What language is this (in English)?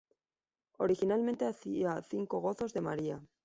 Spanish